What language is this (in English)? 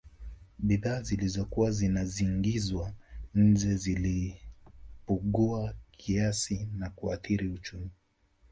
Swahili